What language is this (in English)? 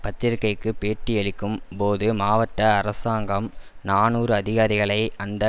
Tamil